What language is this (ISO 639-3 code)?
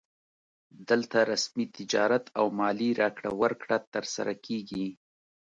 pus